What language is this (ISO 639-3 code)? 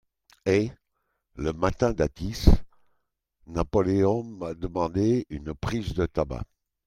fra